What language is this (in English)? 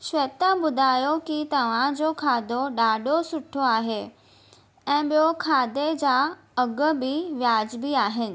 Sindhi